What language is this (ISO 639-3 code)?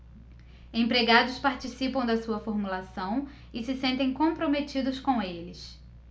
por